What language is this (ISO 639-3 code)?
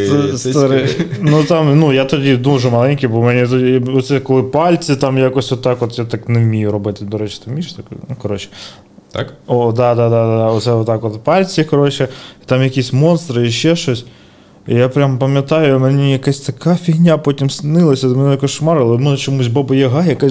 ukr